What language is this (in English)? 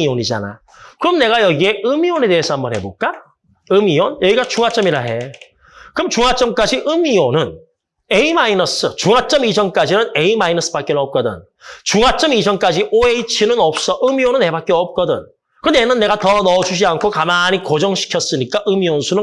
Korean